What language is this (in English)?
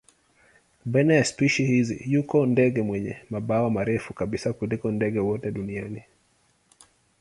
Swahili